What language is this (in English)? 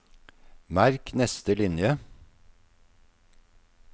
Norwegian